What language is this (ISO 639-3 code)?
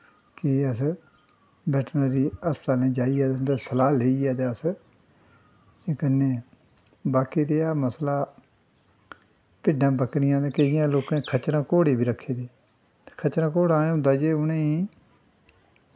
doi